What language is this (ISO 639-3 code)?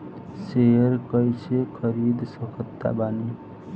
bho